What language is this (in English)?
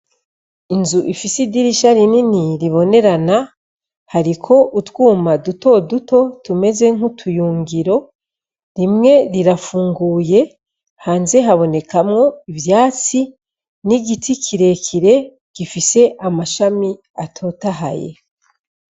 Rundi